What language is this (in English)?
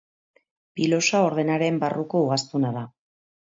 Basque